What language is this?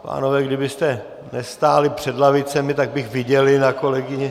Czech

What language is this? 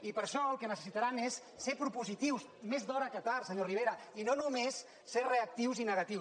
Catalan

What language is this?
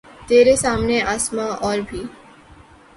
Urdu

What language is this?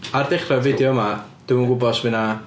Welsh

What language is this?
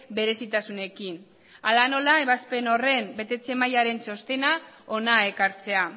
Basque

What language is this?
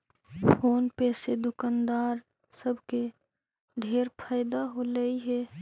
Magahi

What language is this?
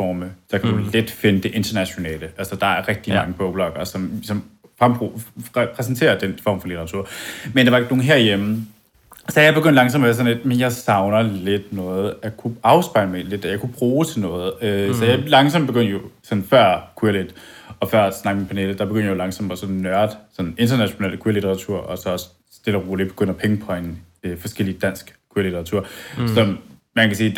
Danish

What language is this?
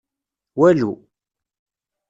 Kabyle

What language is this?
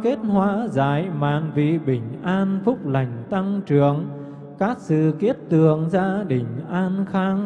Vietnamese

